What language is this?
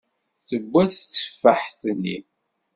Kabyle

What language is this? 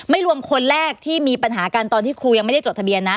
Thai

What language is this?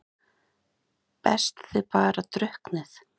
Icelandic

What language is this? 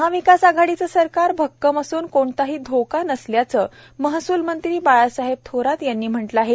Marathi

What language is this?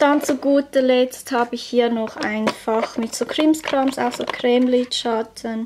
German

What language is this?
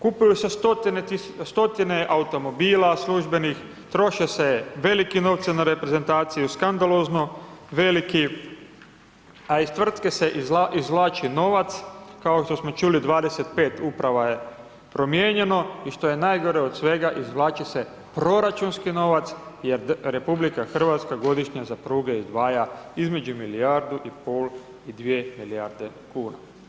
Croatian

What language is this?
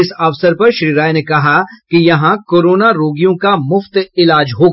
Hindi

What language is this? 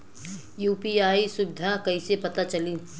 Bhojpuri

